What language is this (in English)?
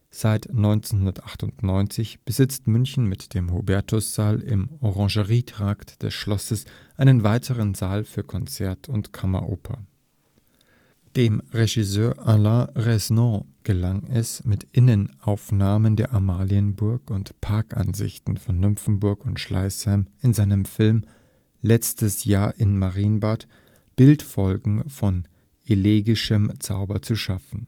German